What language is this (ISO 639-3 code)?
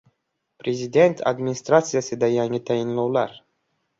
uzb